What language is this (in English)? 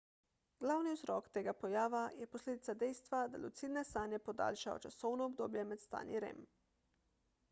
Slovenian